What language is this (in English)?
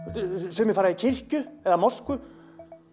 Icelandic